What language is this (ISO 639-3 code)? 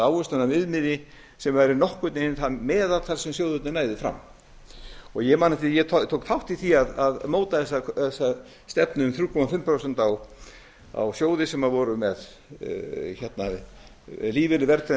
isl